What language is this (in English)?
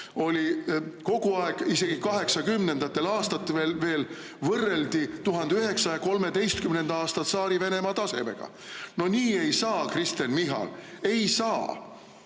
Estonian